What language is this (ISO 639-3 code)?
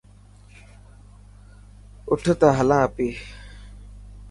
mki